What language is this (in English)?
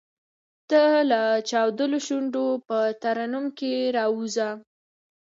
Pashto